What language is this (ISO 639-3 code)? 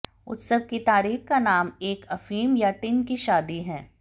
hin